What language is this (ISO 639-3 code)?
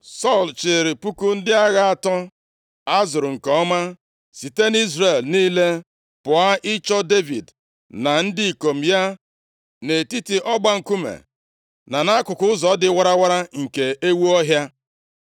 ibo